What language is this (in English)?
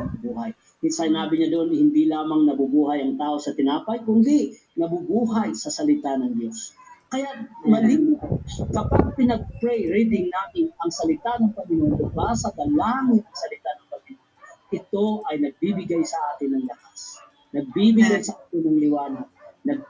Filipino